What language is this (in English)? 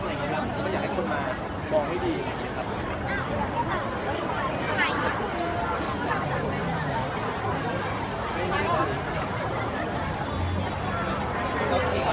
Thai